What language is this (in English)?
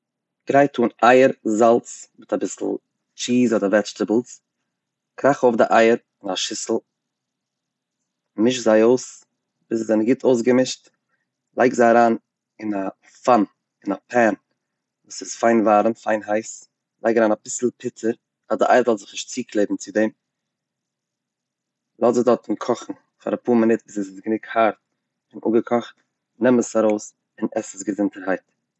Yiddish